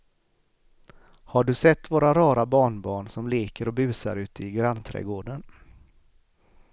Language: Swedish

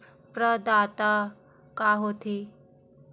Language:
Chhattisgarhi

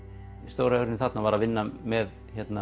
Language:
Icelandic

